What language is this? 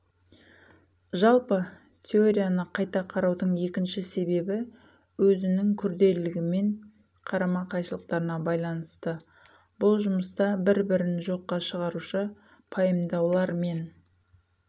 Kazakh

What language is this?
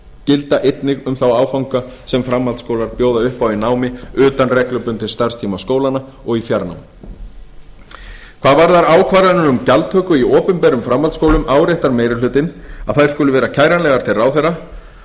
Icelandic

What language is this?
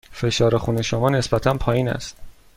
Persian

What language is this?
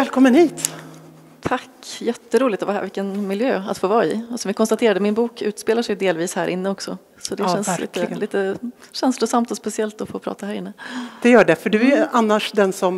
Swedish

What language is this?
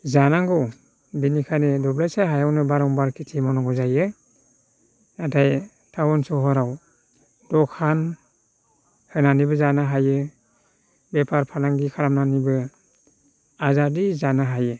Bodo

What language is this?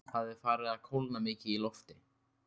Icelandic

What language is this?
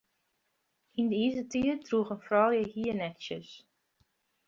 Western Frisian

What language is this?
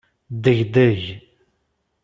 Kabyle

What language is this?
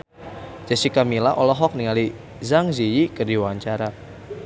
Sundanese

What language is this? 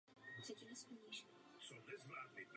Czech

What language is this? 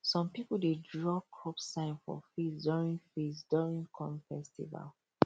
Nigerian Pidgin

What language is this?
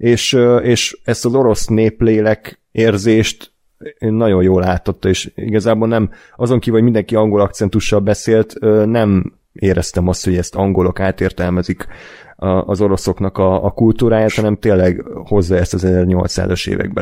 Hungarian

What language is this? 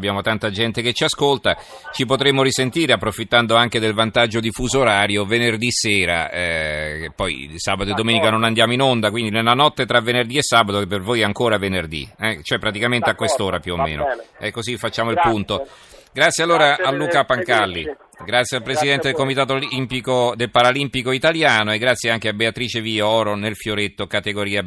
Italian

